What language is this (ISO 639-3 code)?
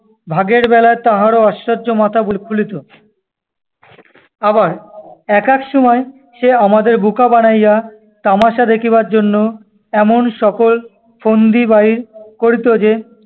ben